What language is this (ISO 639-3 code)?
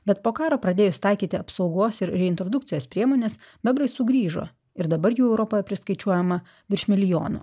lit